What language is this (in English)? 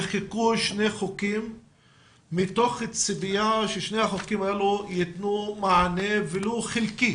Hebrew